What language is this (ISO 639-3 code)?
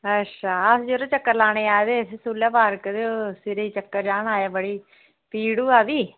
doi